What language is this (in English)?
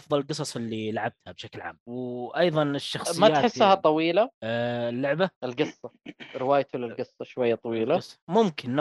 Arabic